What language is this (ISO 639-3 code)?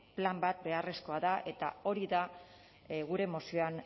eus